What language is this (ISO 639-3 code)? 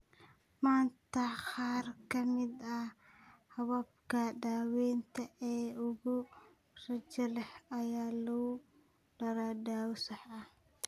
som